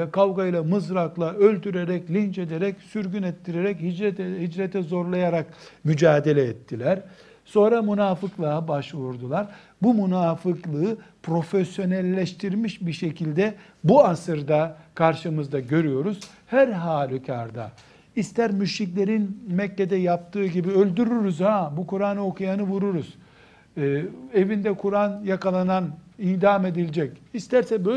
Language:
Turkish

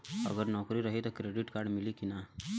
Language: Bhojpuri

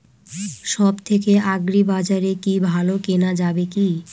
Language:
Bangla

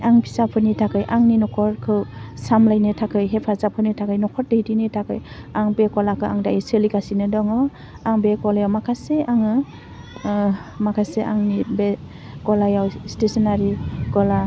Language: Bodo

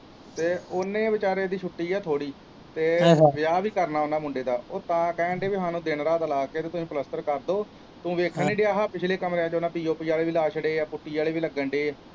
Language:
Punjabi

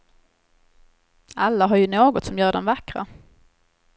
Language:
Swedish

